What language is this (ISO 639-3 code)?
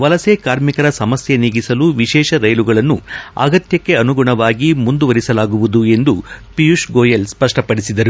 kan